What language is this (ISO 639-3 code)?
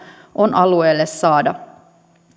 fin